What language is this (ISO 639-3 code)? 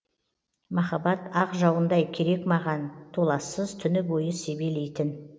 kaz